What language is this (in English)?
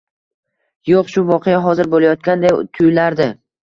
Uzbek